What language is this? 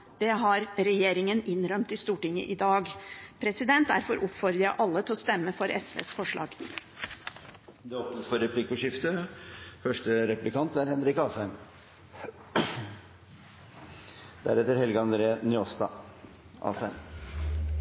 Norwegian Bokmål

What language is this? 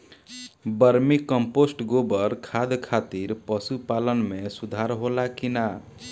Bhojpuri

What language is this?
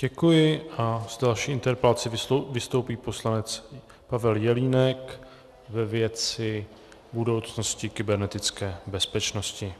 Czech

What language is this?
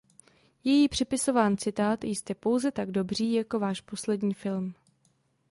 Czech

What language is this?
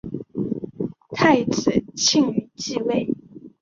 Chinese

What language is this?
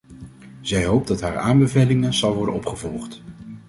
Dutch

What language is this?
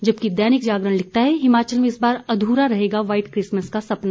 Hindi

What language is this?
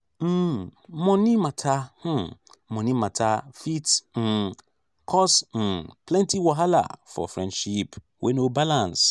Nigerian Pidgin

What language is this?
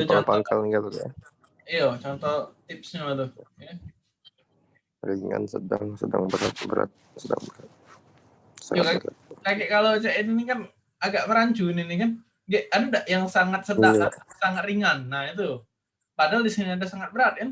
Indonesian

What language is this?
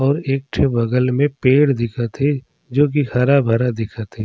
Surgujia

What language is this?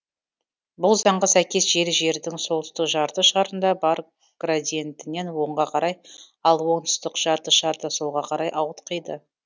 Kazakh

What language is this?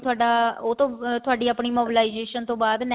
Punjabi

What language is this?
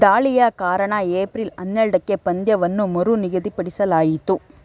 Kannada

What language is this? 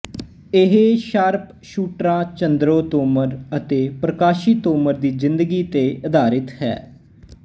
Punjabi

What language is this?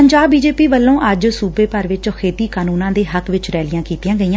Punjabi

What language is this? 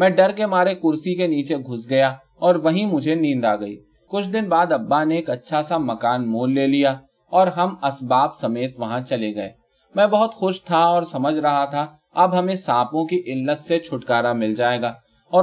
Urdu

